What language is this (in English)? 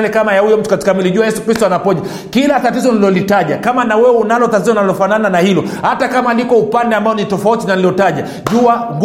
Swahili